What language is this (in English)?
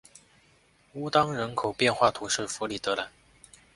Chinese